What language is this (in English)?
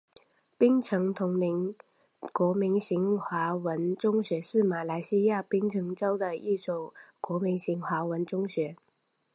Chinese